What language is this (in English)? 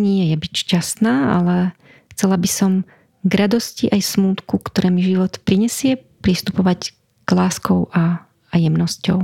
Slovak